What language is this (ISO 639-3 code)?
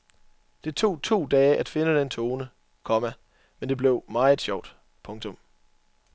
dan